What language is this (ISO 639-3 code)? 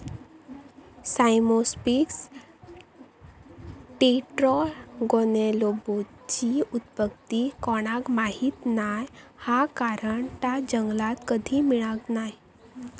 mar